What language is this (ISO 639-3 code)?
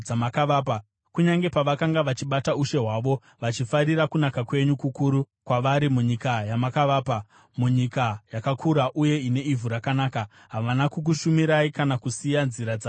sna